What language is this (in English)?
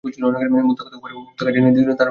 Bangla